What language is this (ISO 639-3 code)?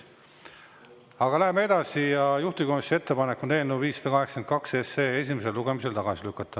est